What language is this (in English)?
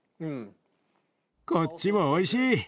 Japanese